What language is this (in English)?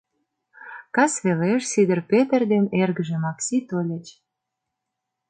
Mari